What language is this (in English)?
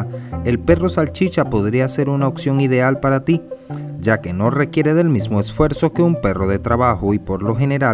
Spanish